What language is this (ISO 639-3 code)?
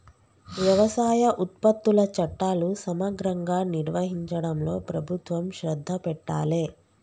tel